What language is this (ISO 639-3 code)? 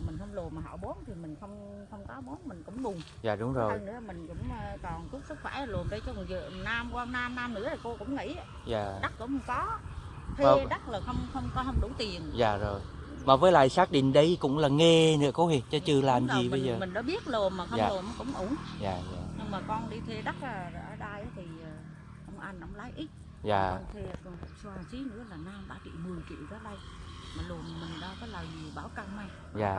vie